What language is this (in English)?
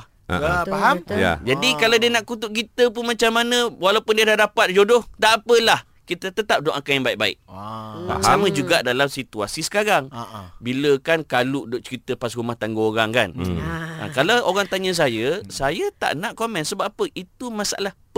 Malay